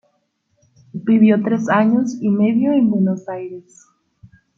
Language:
Spanish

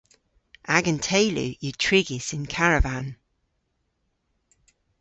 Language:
Cornish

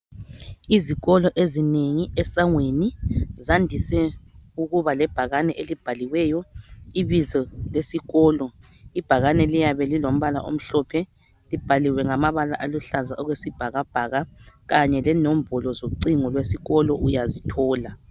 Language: North Ndebele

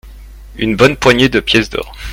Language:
French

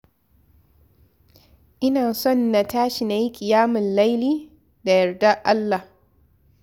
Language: Hausa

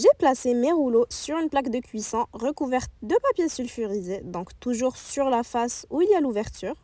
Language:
French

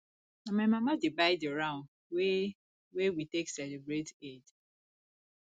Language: Nigerian Pidgin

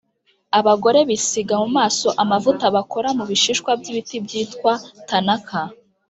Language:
Kinyarwanda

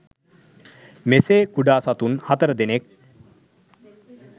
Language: Sinhala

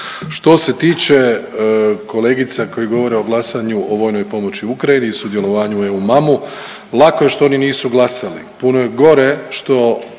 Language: Croatian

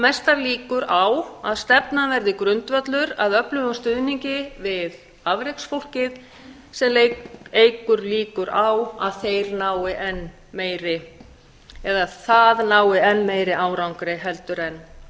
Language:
Icelandic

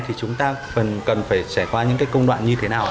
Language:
Vietnamese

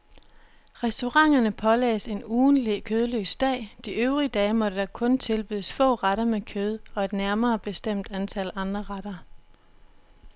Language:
Danish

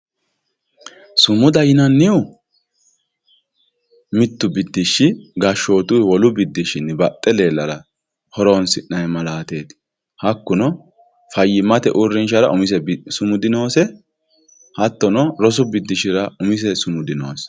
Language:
Sidamo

